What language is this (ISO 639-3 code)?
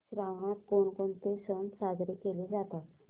mar